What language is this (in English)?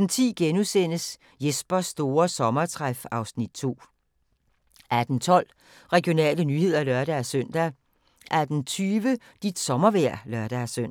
Danish